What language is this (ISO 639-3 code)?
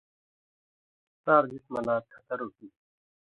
mvy